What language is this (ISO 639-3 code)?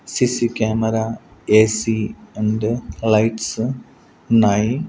tel